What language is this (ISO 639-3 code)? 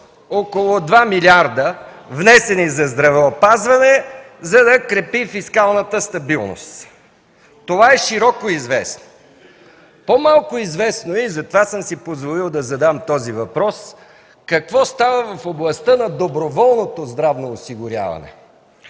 bul